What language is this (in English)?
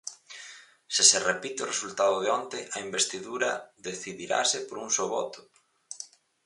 Galician